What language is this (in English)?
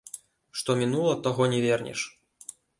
Belarusian